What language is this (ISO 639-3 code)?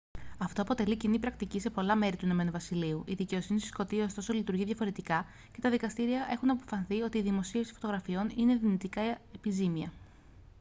ell